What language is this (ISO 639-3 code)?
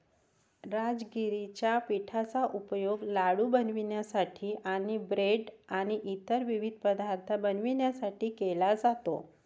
mar